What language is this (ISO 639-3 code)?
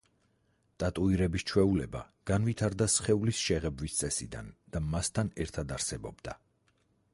kat